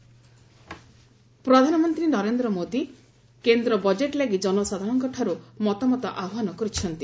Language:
Odia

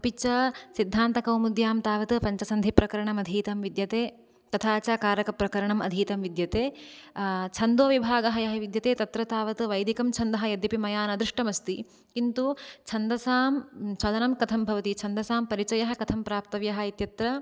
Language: Sanskrit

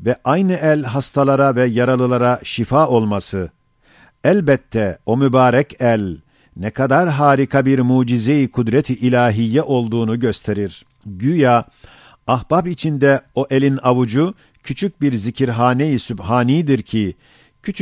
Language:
Turkish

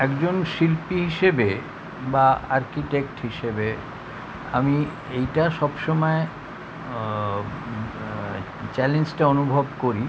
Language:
Bangla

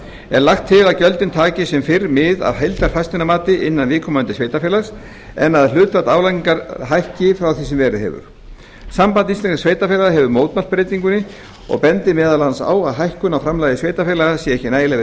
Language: Icelandic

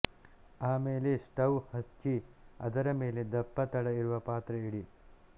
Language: Kannada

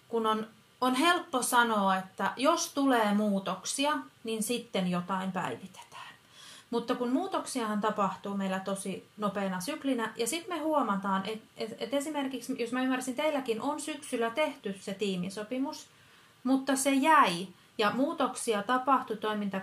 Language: Finnish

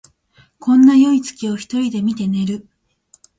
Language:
Japanese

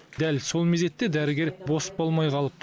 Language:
Kazakh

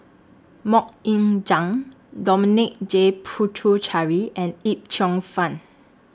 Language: English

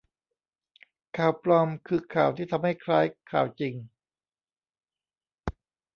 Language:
Thai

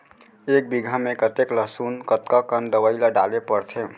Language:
Chhattisgarhi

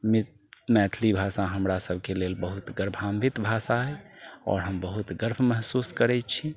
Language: Maithili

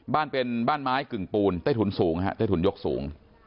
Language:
Thai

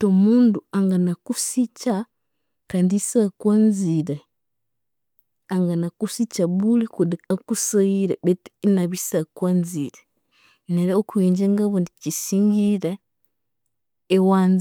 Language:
Konzo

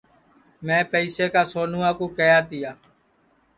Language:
Sansi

